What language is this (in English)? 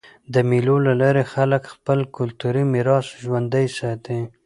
Pashto